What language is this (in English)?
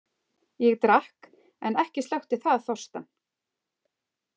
Icelandic